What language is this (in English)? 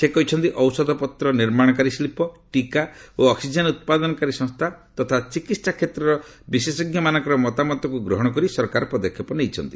Odia